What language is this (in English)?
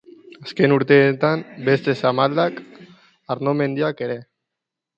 Basque